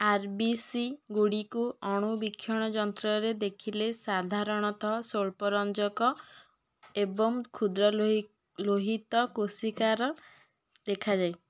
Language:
Odia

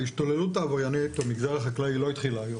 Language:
Hebrew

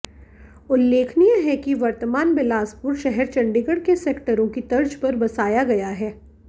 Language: Hindi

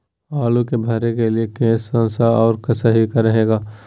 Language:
Magahi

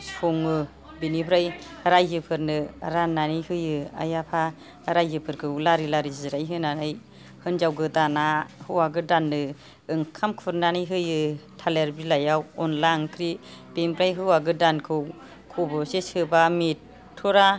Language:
Bodo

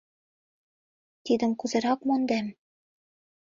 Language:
Mari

